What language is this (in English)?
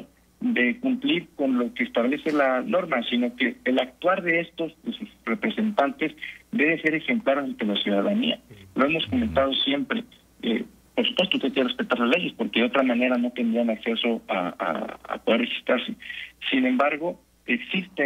Spanish